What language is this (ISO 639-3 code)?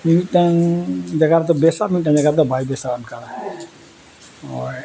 sat